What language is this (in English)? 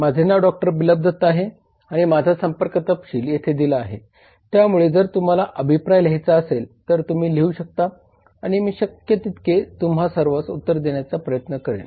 Marathi